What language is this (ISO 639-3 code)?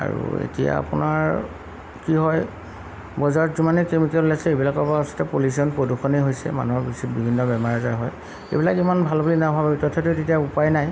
asm